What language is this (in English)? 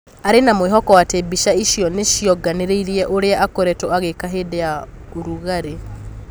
Kikuyu